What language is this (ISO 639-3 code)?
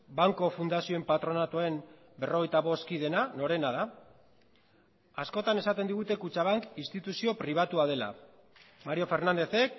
eus